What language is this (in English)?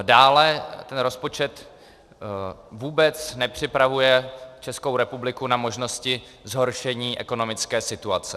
Czech